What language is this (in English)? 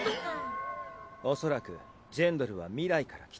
Japanese